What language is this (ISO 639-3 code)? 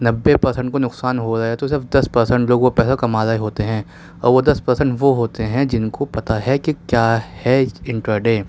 urd